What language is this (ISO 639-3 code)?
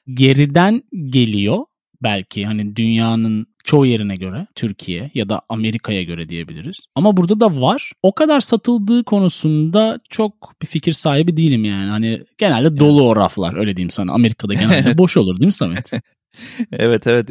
tur